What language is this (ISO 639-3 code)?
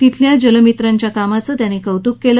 mar